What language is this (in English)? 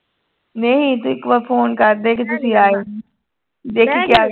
Punjabi